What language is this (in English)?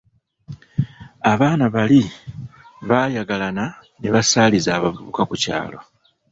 Ganda